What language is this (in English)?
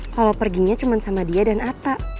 Indonesian